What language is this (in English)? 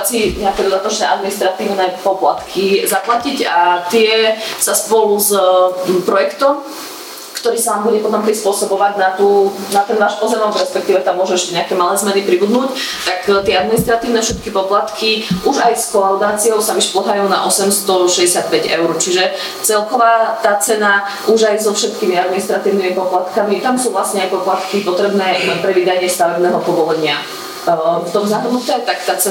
Slovak